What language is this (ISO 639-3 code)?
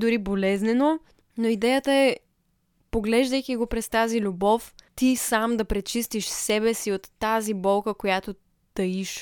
bul